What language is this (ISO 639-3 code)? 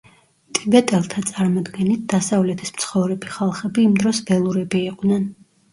kat